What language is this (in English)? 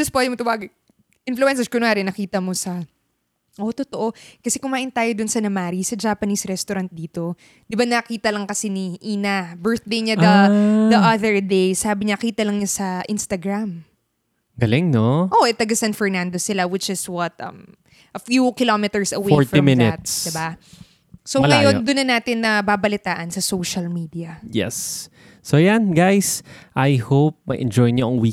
Filipino